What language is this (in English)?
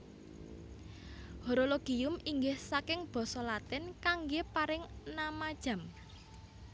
Javanese